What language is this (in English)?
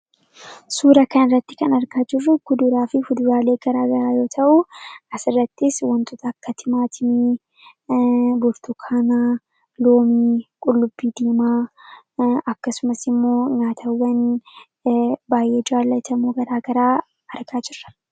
Oromo